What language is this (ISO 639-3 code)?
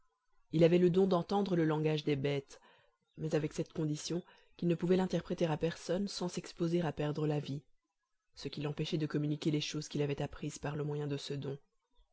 fra